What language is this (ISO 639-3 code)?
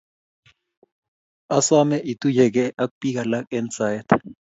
kln